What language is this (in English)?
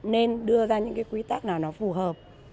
Vietnamese